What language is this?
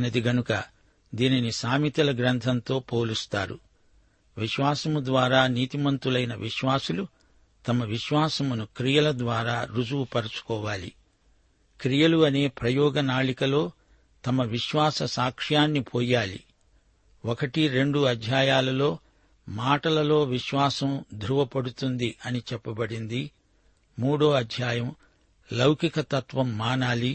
Telugu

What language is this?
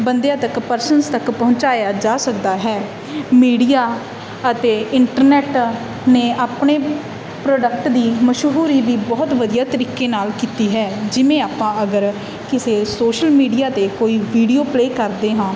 Punjabi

